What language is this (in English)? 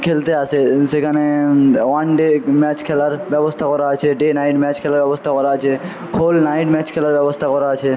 Bangla